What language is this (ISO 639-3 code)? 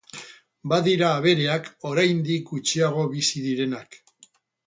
eus